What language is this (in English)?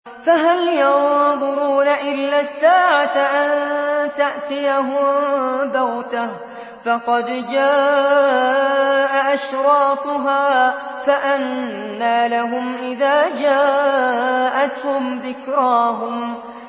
Arabic